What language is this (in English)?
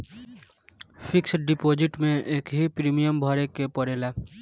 Bhojpuri